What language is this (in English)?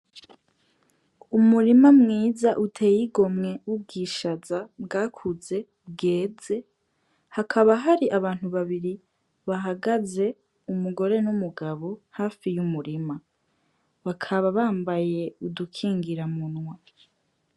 Rundi